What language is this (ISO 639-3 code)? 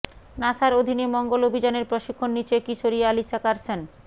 ben